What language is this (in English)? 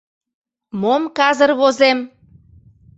Mari